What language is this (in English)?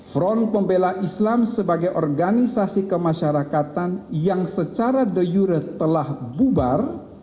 Indonesian